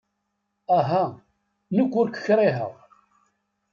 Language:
Kabyle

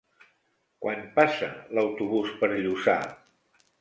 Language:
Catalan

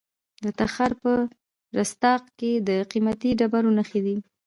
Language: Pashto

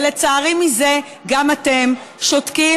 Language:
Hebrew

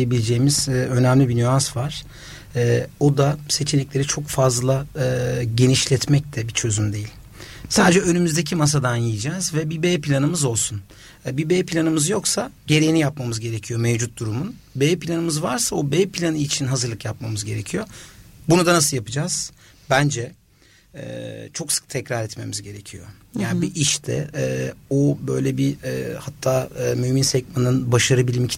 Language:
Turkish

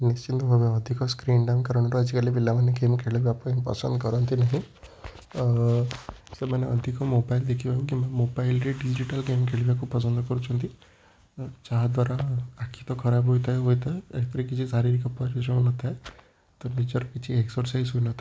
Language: Odia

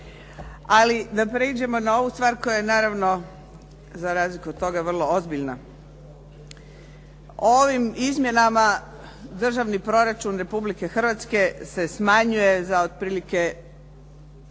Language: Croatian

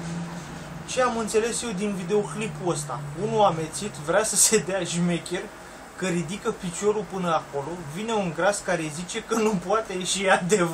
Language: Romanian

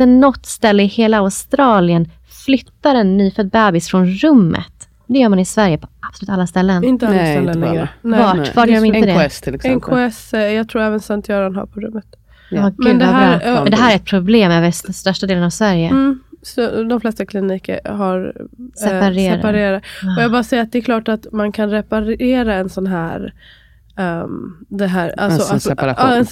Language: Swedish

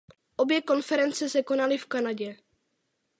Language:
Czech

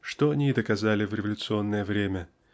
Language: Russian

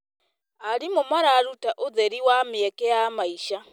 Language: Kikuyu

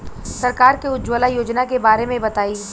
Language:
Bhojpuri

